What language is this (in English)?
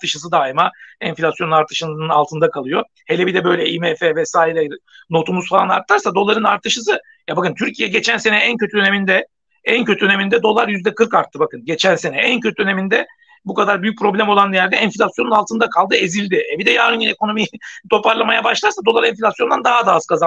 Turkish